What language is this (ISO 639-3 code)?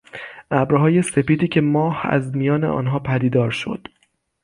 fas